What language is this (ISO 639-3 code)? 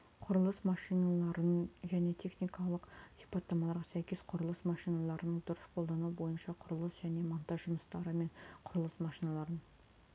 kaz